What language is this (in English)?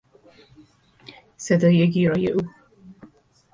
Persian